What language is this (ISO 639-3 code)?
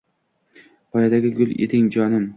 uzb